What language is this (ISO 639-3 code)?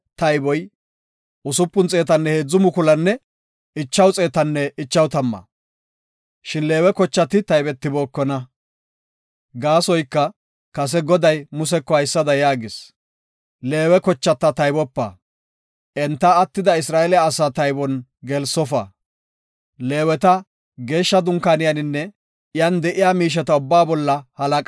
gof